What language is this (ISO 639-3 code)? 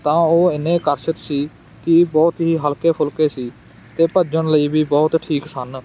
pan